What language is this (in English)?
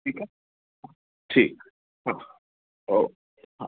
Sindhi